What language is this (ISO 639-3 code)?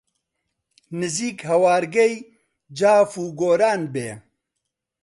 ckb